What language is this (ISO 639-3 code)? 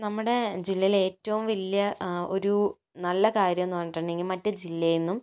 mal